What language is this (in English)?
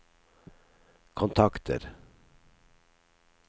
Norwegian